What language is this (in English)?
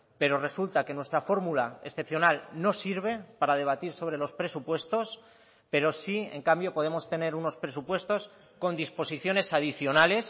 Spanish